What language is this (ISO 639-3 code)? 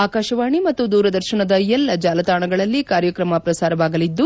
kan